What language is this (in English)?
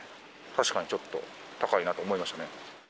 Japanese